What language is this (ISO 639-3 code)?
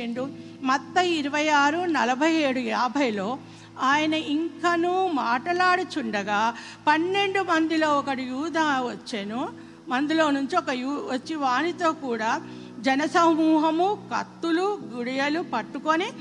tel